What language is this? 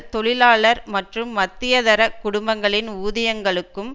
Tamil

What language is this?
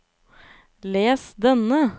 Norwegian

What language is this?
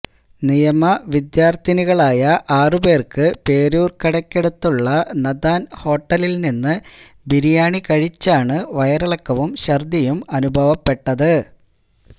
Malayalam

